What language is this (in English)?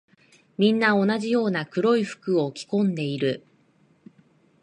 Japanese